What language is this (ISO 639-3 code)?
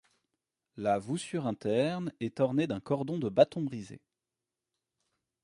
fra